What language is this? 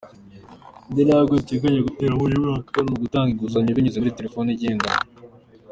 Kinyarwanda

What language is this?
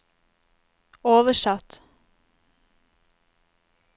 Norwegian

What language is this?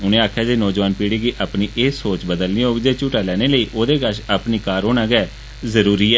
Dogri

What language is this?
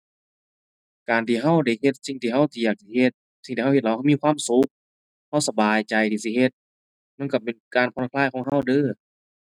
Thai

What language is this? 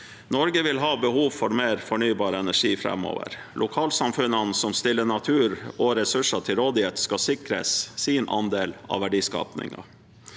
Norwegian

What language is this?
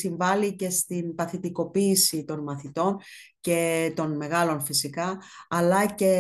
Greek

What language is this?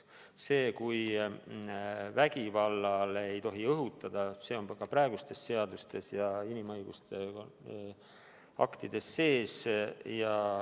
Estonian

